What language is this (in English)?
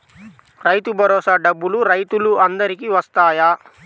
Telugu